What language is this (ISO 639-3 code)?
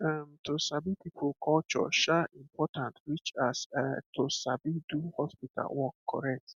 pcm